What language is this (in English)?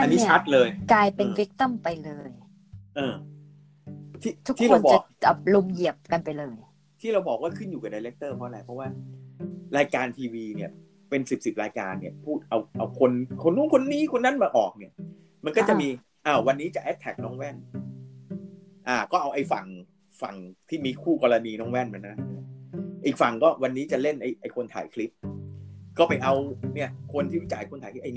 Thai